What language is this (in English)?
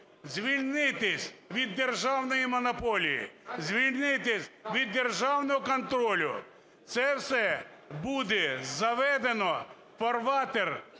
Ukrainian